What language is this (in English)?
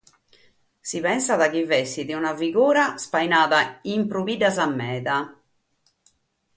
Sardinian